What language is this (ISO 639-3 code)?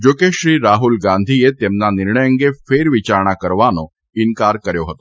guj